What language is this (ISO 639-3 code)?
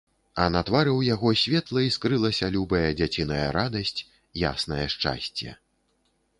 bel